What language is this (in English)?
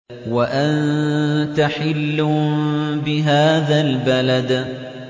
Arabic